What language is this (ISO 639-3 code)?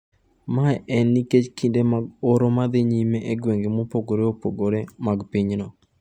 luo